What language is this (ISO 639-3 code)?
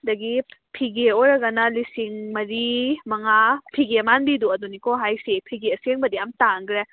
mni